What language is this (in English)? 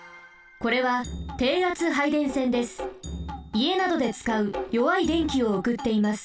Japanese